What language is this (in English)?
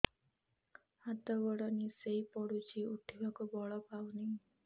Odia